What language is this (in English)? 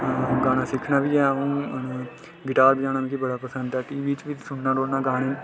Dogri